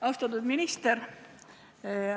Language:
Estonian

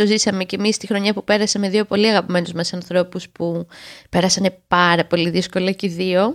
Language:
Greek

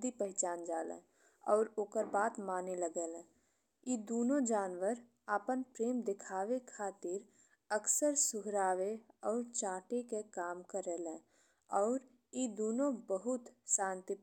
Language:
Bhojpuri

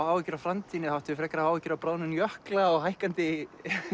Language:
Icelandic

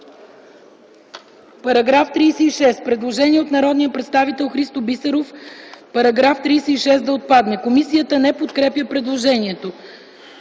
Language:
Bulgarian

